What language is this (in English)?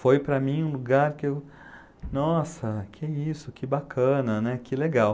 Portuguese